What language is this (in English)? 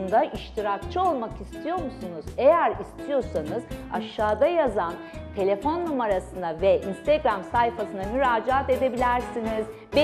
Turkish